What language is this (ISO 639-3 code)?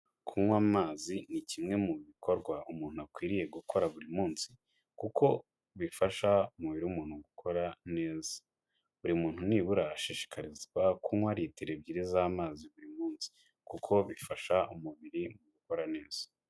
kin